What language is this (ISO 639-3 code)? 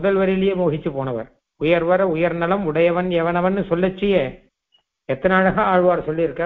hin